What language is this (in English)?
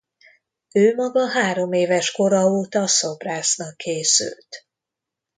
Hungarian